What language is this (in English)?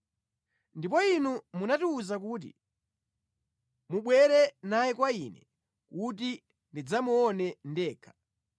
Nyanja